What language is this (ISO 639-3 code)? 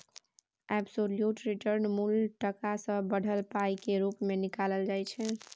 mai